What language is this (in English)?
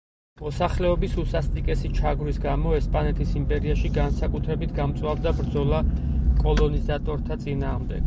Georgian